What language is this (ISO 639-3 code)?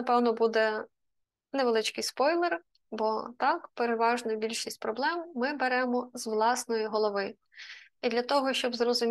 ukr